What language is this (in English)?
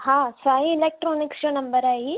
Sindhi